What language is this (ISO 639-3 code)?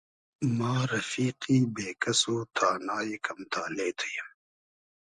haz